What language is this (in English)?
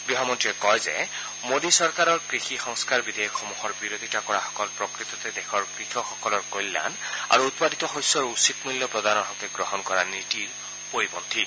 Assamese